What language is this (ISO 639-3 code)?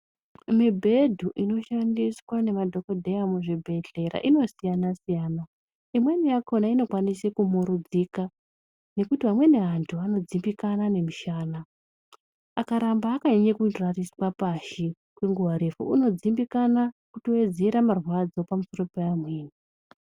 ndc